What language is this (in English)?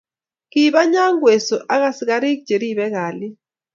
Kalenjin